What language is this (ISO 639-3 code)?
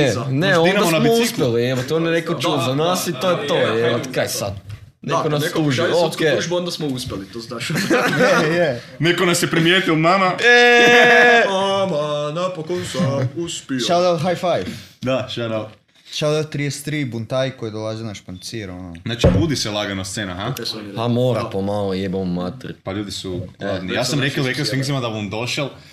hrv